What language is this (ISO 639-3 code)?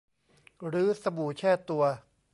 tha